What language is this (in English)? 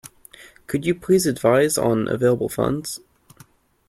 English